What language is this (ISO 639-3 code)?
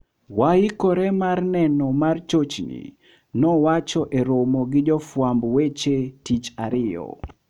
luo